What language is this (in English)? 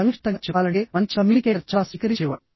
Telugu